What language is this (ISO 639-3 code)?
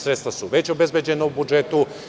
srp